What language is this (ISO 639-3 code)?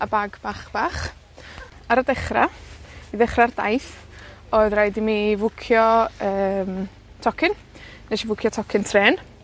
cym